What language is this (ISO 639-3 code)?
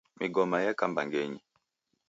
dav